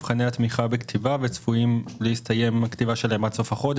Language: Hebrew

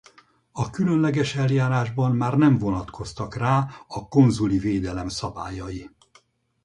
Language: Hungarian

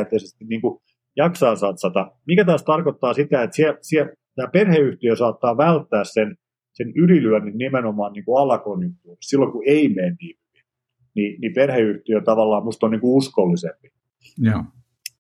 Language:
Finnish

